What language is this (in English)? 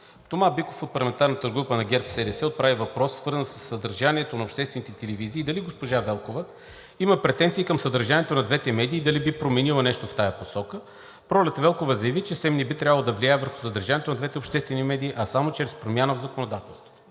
Bulgarian